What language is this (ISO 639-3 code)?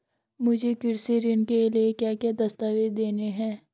hin